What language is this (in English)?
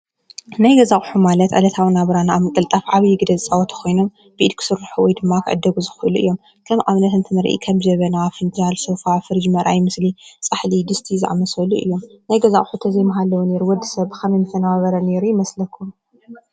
Tigrinya